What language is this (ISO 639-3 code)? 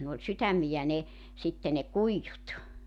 fin